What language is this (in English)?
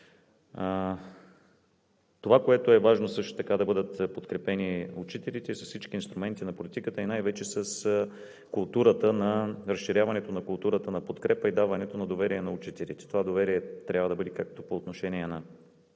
Bulgarian